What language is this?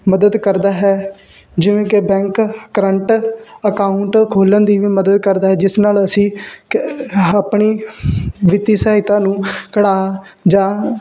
Punjabi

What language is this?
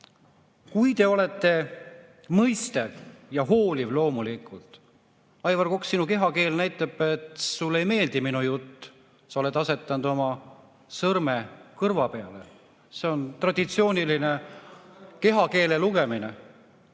Estonian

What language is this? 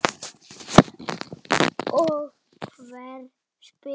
Icelandic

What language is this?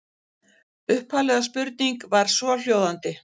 Icelandic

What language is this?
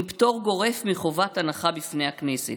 Hebrew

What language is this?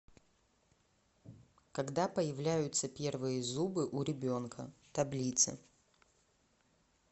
Russian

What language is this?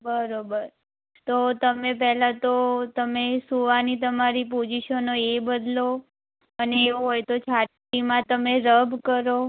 Gujarati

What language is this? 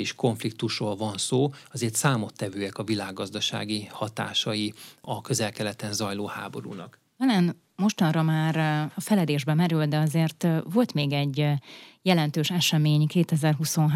Hungarian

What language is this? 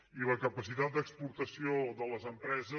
Catalan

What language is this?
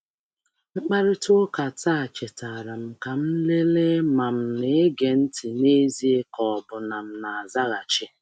Igbo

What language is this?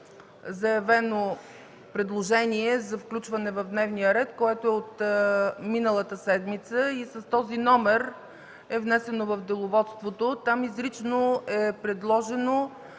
Bulgarian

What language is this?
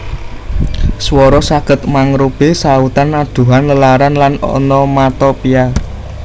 Javanese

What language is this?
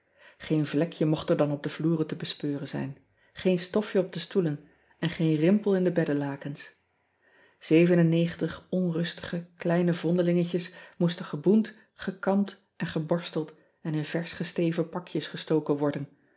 Dutch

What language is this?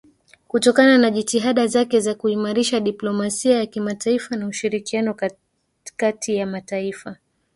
Swahili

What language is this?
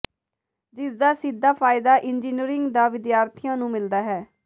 Punjabi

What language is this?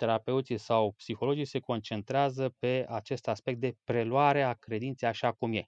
Romanian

